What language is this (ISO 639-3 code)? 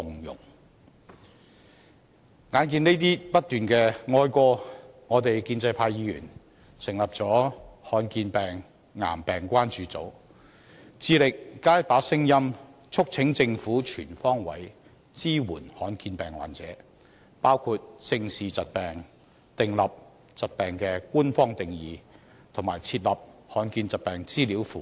yue